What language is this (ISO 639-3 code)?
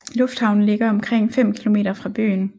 dan